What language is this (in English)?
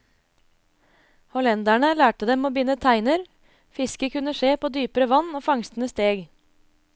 Norwegian